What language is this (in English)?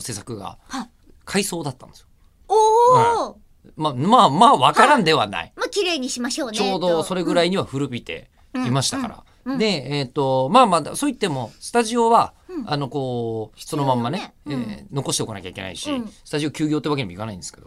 Japanese